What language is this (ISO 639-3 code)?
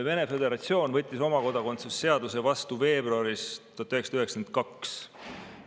est